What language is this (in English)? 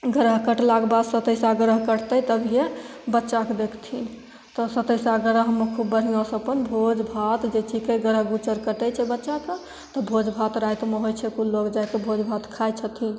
Maithili